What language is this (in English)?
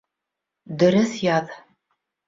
Bashkir